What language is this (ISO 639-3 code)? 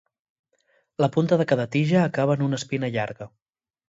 cat